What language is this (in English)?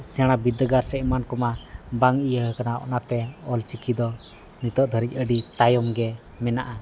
Santali